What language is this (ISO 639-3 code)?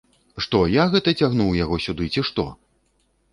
bel